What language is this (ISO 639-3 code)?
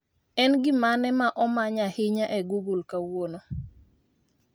luo